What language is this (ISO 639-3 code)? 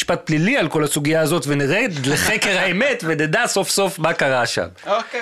heb